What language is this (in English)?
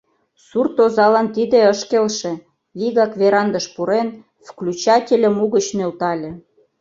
Mari